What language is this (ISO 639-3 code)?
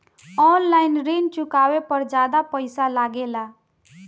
bho